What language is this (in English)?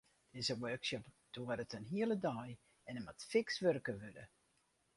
Western Frisian